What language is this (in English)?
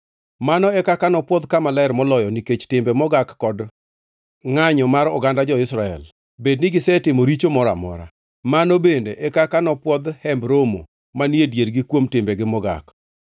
Luo (Kenya and Tanzania)